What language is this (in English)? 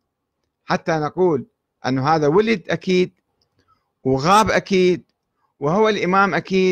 Arabic